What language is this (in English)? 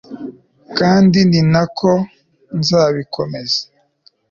Kinyarwanda